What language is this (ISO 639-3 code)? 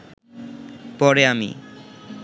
ben